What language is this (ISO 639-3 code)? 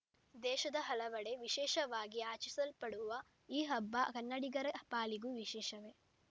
kan